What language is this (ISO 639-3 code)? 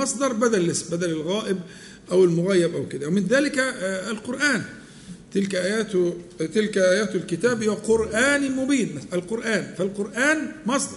ara